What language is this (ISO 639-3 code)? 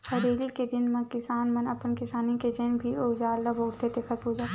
hne